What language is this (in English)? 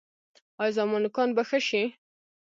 Pashto